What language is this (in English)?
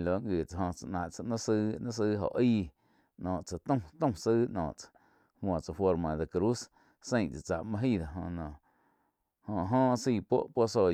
Quiotepec Chinantec